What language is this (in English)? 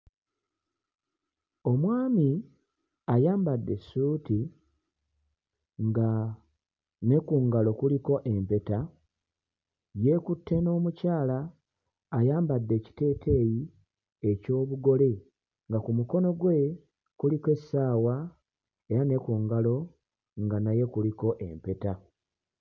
Ganda